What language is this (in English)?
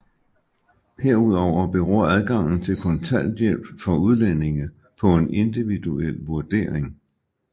Danish